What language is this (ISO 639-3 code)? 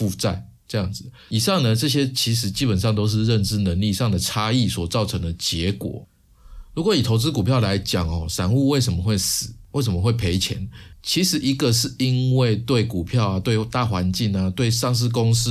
zho